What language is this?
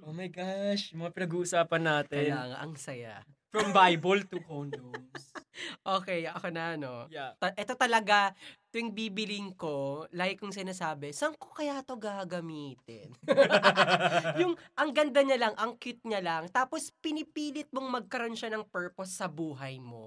Filipino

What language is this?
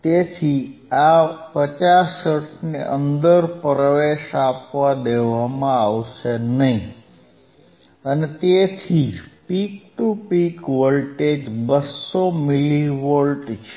Gujarati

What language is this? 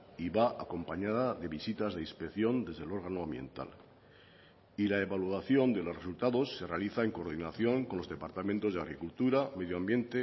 Spanish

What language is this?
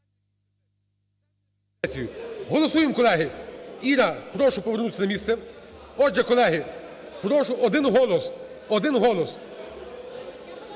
Ukrainian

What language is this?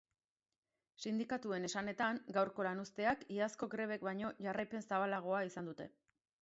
Basque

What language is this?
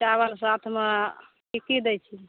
Maithili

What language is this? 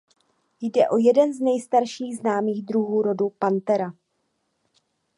Czech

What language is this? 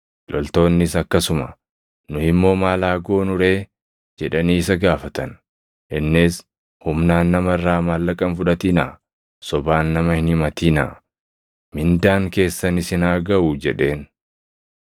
Oromo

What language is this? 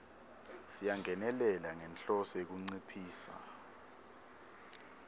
Swati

